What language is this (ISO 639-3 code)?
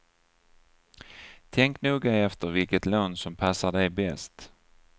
swe